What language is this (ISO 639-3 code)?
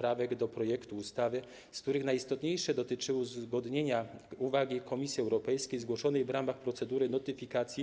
pol